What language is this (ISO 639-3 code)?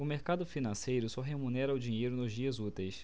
por